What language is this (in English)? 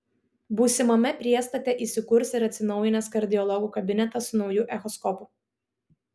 Lithuanian